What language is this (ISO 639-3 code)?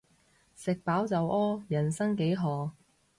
yue